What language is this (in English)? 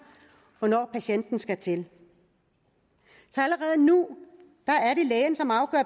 Danish